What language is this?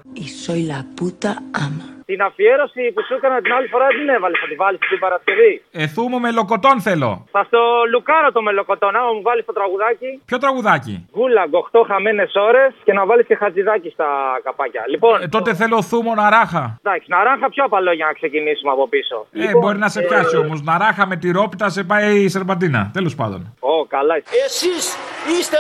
Greek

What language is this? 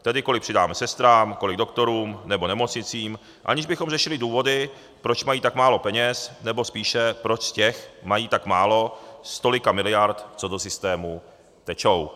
Czech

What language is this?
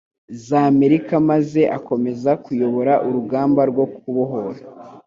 Kinyarwanda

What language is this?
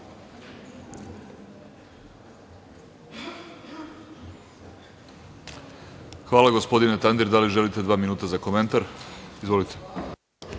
Serbian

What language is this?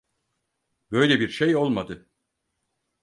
Turkish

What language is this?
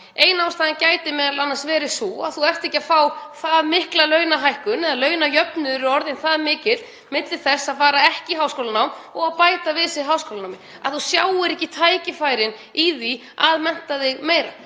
Icelandic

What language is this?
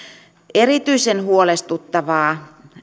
Finnish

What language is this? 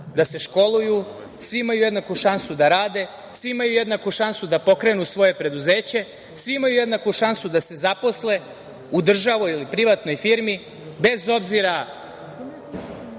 Serbian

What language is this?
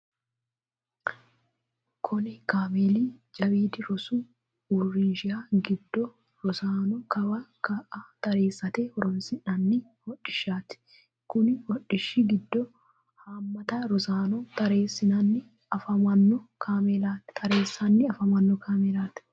Sidamo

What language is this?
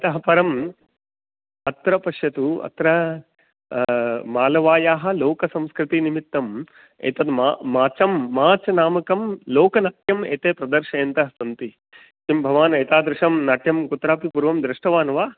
Sanskrit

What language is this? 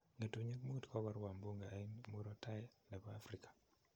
Kalenjin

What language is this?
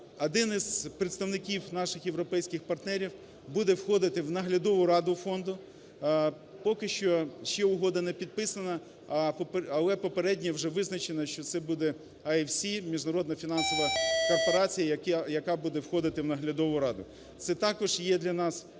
Ukrainian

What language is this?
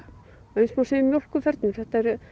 Icelandic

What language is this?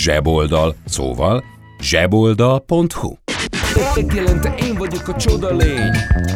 Hungarian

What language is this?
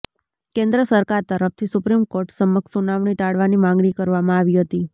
Gujarati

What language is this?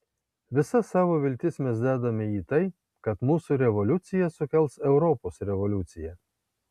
Lithuanian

